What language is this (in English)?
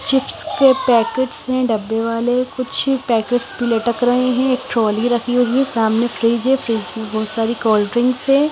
Hindi